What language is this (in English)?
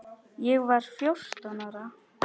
Icelandic